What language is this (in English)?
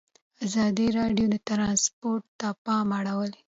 Pashto